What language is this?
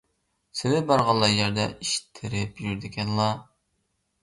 Uyghur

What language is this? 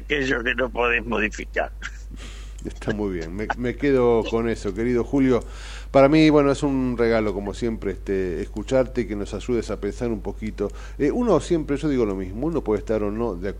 Spanish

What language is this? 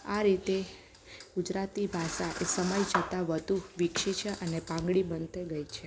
Gujarati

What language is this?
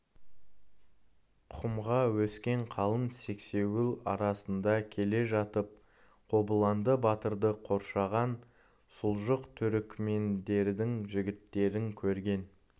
Kazakh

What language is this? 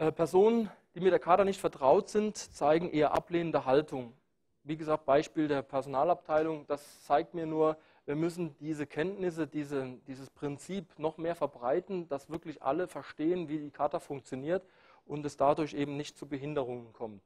German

